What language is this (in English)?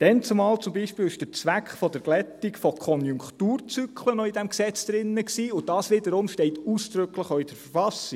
Swiss German